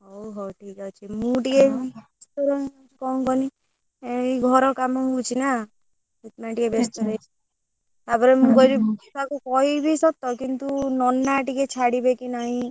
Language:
Odia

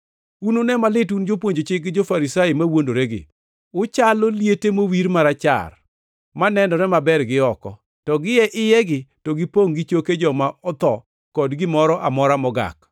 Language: Luo (Kenya and Tanzania)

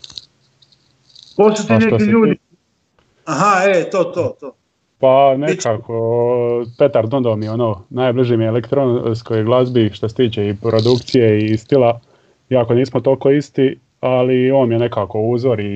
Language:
Croatian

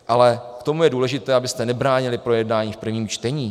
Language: Czech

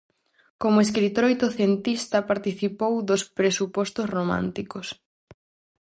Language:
Galician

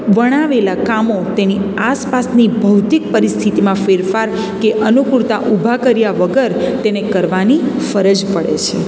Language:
Gujarati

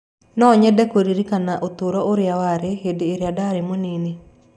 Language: Kikuyu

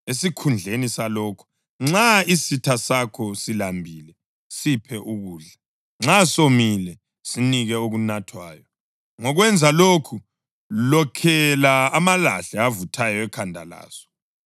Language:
North Ndebele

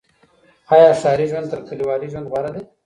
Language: Pashto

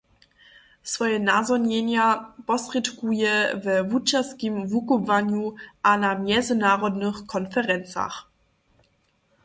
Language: Upper Sorbian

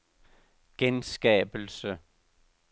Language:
Danish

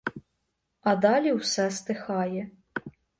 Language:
Ukrainian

